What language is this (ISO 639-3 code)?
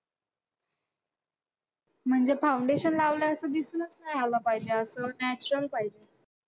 mar